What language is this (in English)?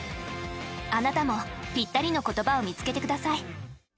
Japanese